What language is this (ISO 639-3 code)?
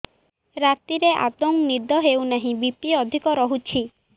ori